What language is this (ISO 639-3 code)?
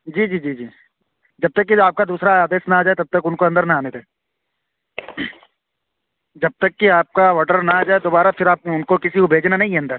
urd